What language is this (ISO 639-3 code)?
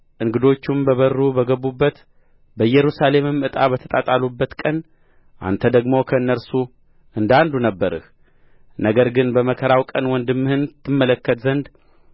amh